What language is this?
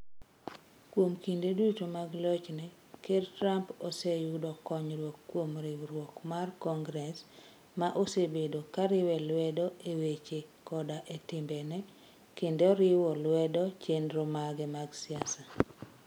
Luo (Kenya and Tanzania)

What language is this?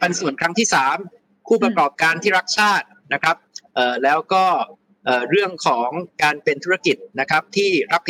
Thai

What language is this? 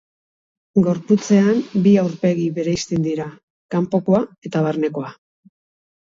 Basque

